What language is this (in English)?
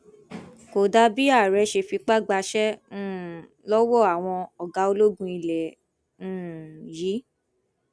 Yoruba